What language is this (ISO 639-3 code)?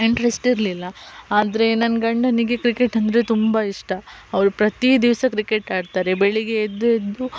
kan